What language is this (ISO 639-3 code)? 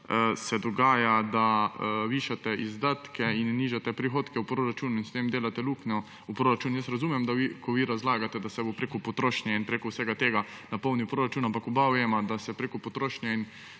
slv